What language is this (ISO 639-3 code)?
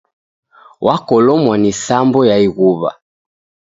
dav